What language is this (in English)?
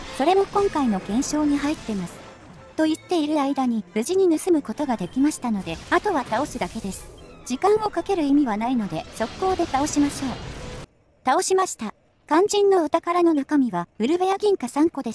Japanese